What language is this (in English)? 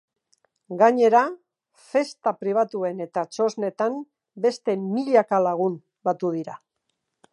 Basque